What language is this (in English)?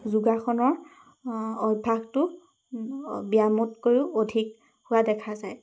Assamese